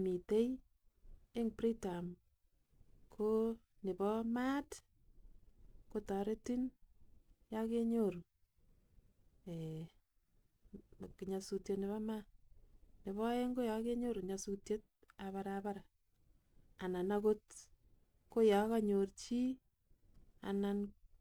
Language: Kalenjin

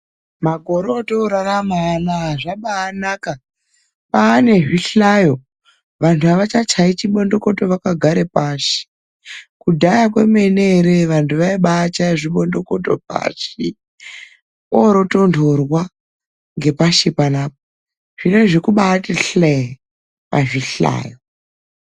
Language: Ndau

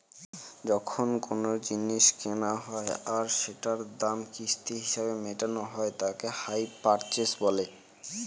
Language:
Bangla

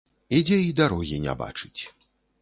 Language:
Belarusian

